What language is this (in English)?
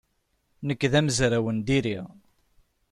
Kabyle